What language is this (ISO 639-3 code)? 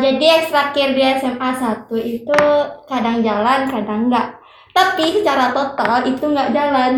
ind